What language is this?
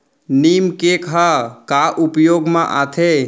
Chhattisgarhi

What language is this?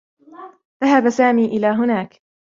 Arabic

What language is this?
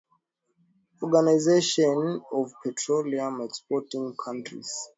Swahili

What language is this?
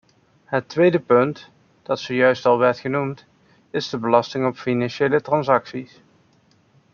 Dutch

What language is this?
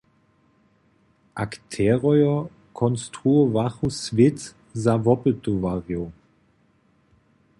Upper Sorbian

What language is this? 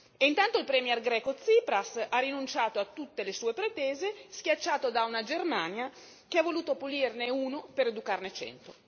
Italian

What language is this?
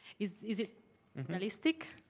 English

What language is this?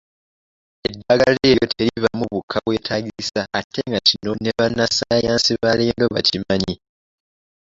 Ganda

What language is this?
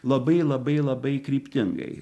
Lithuanian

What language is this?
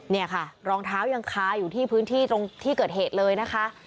Thai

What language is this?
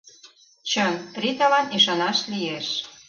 Mari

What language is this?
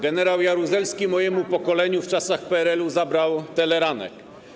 Polish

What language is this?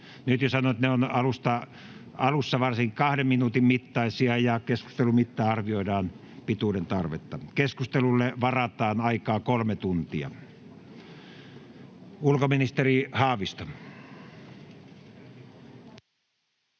Finnish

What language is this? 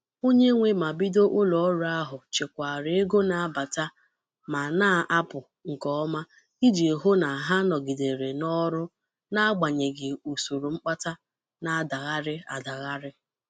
Igbo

